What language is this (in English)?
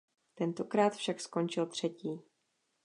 Czech